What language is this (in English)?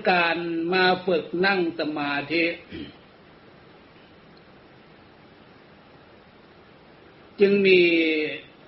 Thai